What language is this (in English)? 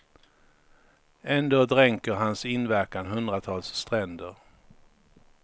Swedish